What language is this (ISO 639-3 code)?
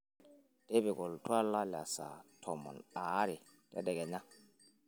mas